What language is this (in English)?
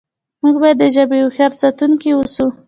Pashto